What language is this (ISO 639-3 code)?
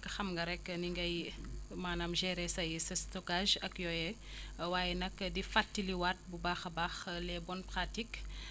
wol